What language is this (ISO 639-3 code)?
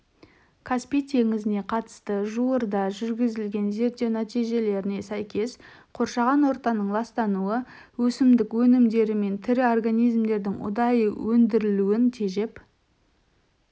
kaz